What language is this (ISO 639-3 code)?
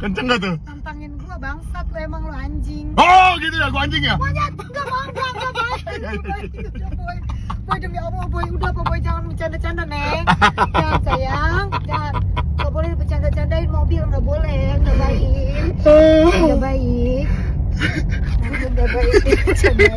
ind